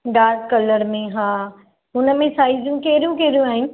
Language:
Sindhi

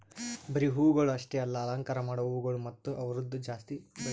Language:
Kannada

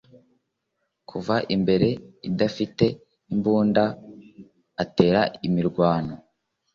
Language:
Kinyarwanda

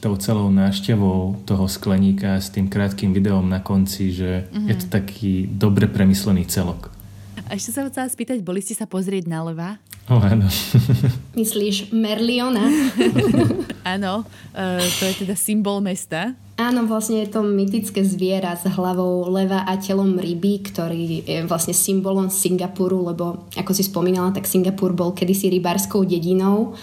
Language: Slovak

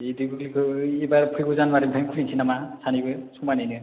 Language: Bodo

